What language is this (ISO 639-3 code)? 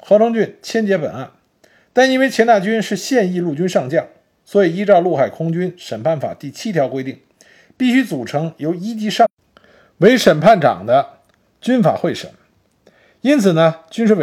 zho